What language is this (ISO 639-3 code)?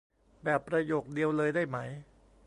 tha